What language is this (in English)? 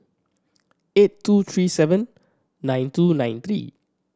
English